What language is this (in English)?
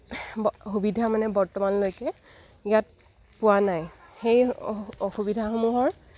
Assamese